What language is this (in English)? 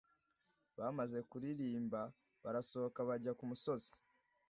Kinyarwanda